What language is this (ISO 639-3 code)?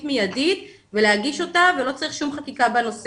heb